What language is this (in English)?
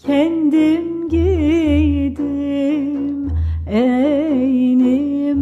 Turkish